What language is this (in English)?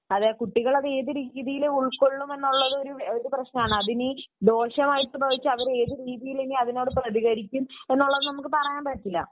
Malayalam